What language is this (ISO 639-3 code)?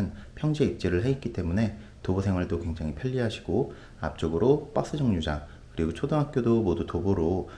kor